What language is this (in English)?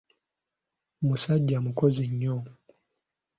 Ganda